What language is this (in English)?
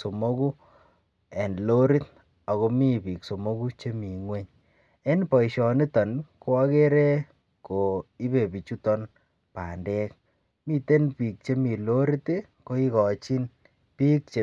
Kalenjin